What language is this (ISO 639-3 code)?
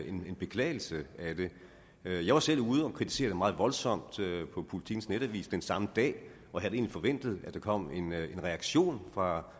dan